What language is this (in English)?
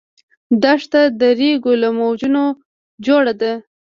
Pashto